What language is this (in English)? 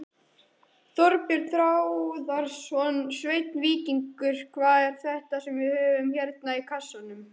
Icelandic